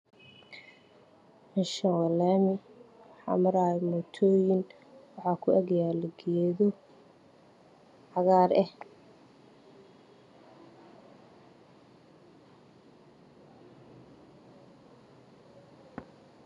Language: Somali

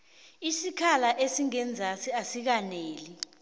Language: South Ndebele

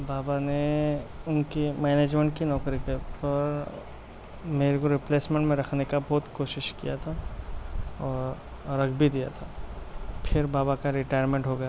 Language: Urdu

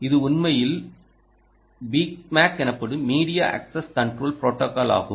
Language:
Tamil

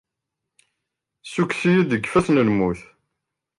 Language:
Kabyle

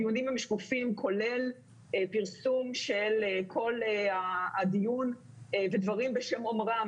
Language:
Hebrew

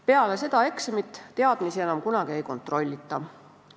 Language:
Estonian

